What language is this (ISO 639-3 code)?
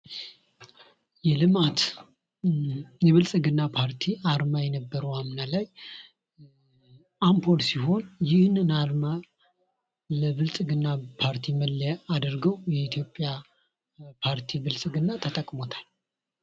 amh